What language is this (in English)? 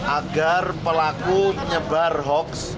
Indonesian